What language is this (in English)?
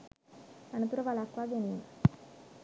Sinhala